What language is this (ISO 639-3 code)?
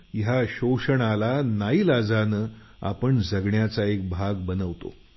mar